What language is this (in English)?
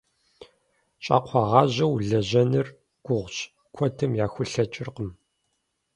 Kabardian